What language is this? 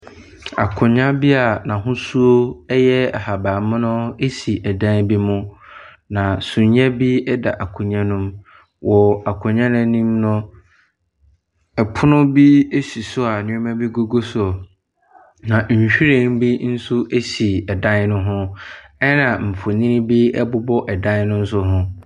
Akan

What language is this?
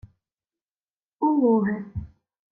Ukrainian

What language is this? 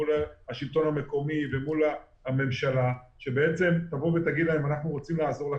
Hebrew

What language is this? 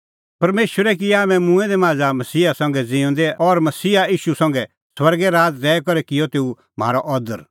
Kullu Pahari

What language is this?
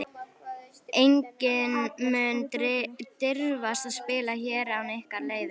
Icelandic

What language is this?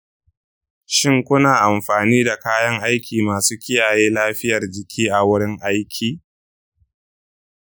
Hausa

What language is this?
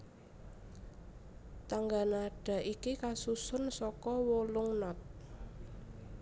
Javanese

